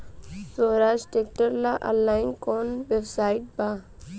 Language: Bhojpuri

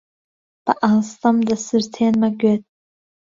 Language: Central Kurdish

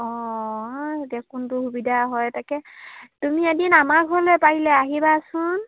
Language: Assamese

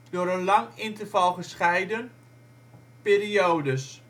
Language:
Dutch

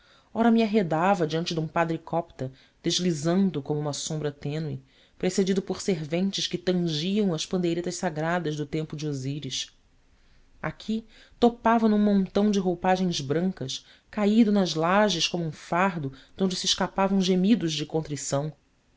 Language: Portuguese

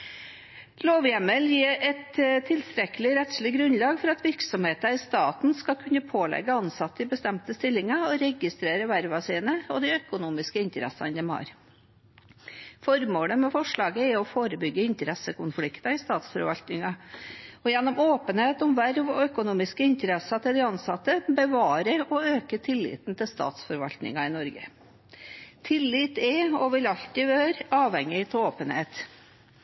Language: Norwegian Bokmål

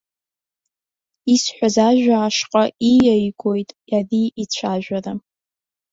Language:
Abkhazian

